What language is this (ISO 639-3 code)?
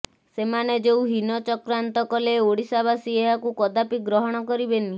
ori